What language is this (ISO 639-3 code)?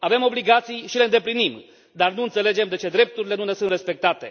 ron